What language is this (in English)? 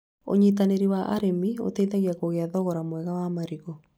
Kikuyu